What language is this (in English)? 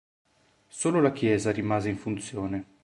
Italian